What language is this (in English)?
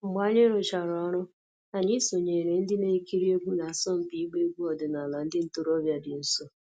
Igbo